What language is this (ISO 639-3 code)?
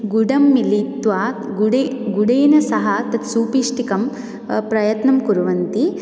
san